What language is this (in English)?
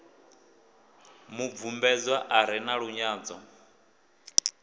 Venda